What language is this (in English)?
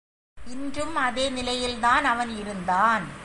Tamil